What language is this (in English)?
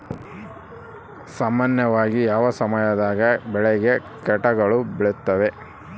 Kannada